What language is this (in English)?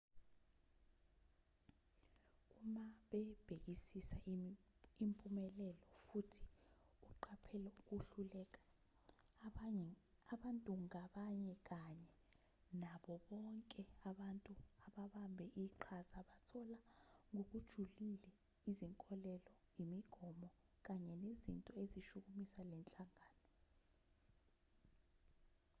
Zulu